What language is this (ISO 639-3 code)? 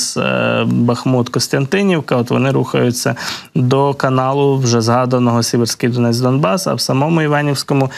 ukr